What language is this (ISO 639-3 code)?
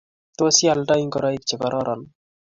kln